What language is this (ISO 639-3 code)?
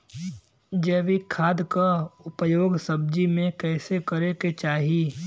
bho